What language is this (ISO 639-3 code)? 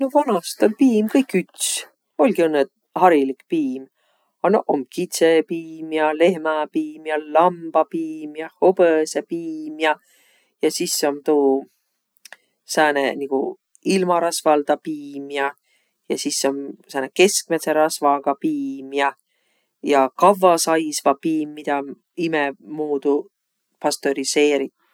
vro